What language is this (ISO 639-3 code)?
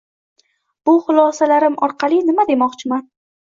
uzb